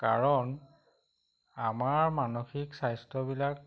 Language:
Assamese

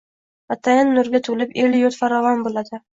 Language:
Uzbek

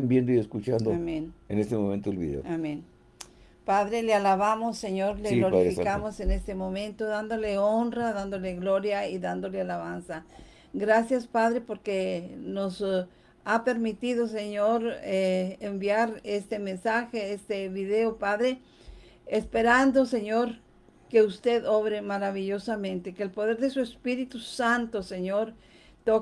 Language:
Spanish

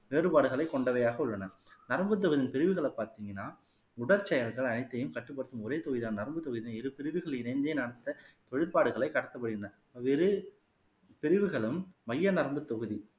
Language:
Tamil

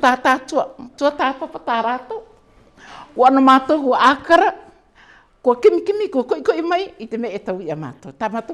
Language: English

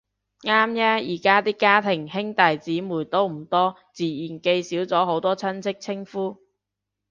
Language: Cantonese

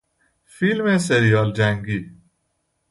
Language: Persian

